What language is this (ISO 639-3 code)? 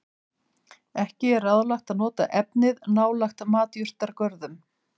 isl